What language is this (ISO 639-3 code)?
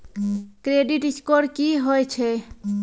mai